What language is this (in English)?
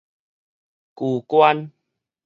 Min Nan Chinese